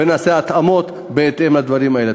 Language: Hebrew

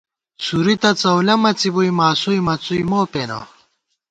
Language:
Gawar-Bati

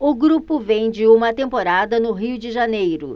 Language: Portuguese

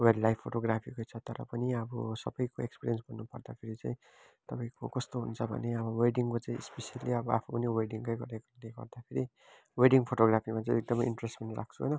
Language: Nepali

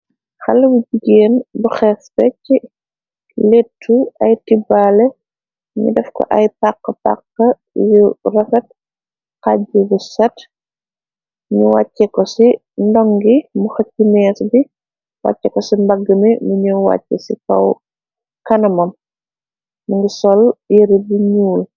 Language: Wolof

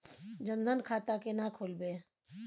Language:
Maithili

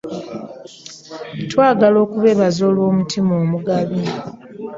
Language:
Ganda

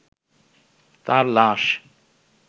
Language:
Bangla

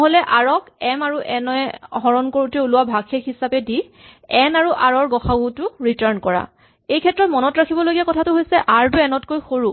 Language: Assamese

